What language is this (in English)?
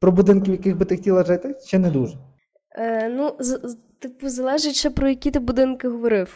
Ukrainian